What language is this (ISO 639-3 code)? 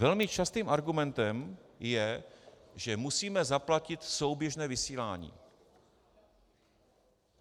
ces